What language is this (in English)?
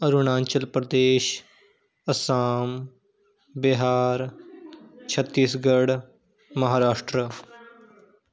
Punjabi